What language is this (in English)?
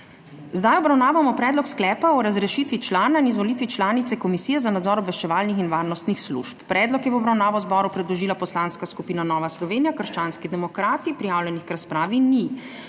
Slovenian